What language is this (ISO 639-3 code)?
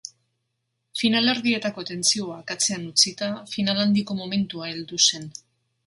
eus